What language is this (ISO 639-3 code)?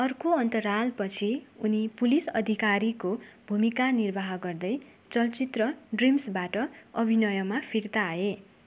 nep